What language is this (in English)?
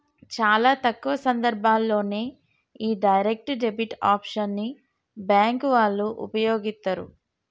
Telugu